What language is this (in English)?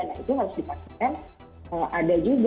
Indonesian